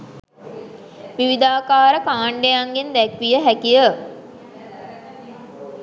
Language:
Sinhala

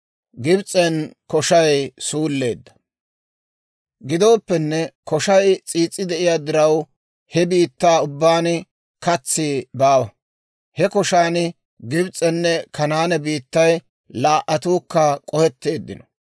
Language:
Dawro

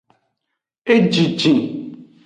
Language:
Aja (Benin)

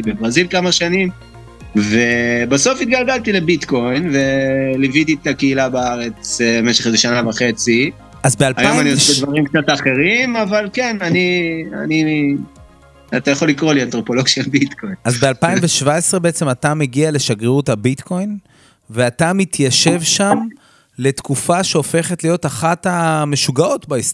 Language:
Hebrew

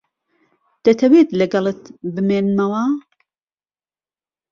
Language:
Central Kurdish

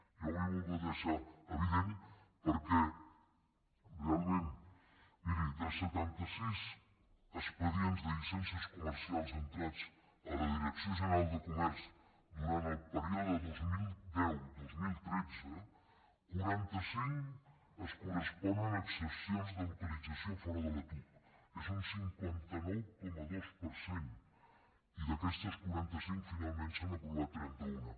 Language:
Catalan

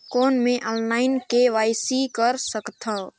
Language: Chhattisgarhi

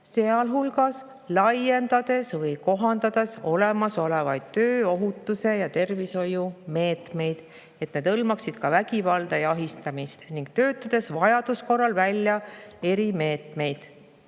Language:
Estonian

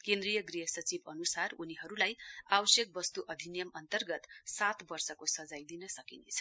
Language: Nepali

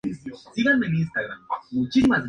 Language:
Spanish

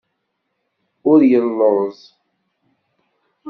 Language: Kabyle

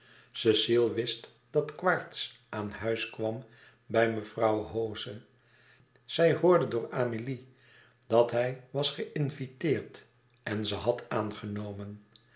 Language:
Dutch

